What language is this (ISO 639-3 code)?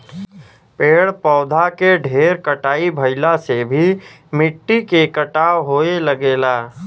bho